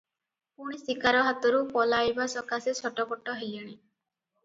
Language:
Odia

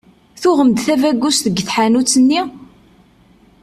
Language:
Kabyle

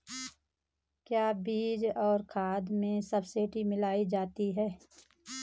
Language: Hindi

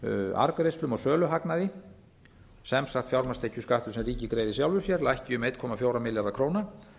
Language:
Icelandic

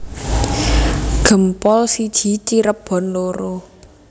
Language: Javanese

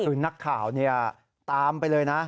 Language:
Thai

